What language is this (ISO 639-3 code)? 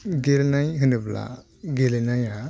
brx